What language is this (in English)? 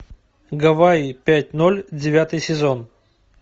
Russian